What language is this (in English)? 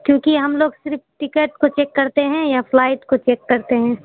Urdu